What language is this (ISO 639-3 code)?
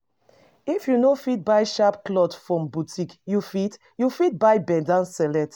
pcm